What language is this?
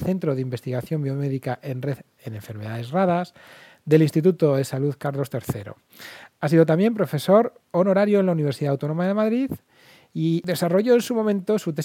Spanish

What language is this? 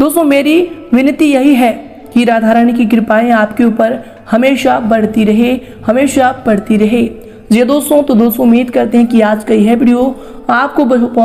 Hindi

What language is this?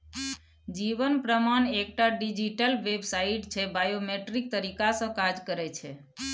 Maithili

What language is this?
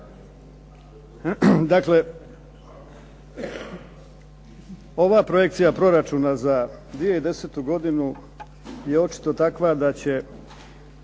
Croatian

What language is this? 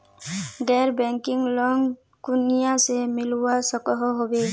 Magahi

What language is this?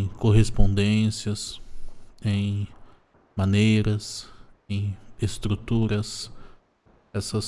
Portuguese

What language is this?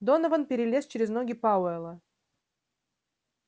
Russian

